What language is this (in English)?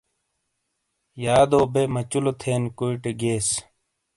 Shina